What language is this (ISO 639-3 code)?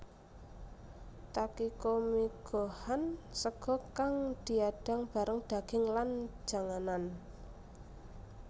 jav